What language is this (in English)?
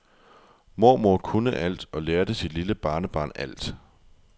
Danish